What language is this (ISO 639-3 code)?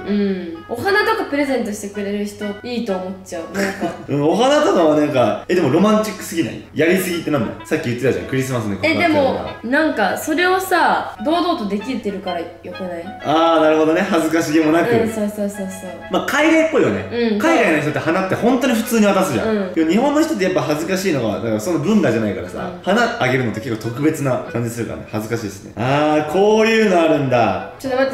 jpn